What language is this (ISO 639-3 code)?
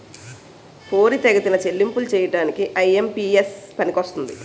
tel